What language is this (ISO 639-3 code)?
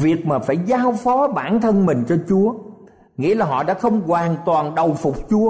vie